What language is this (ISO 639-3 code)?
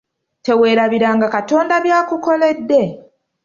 lug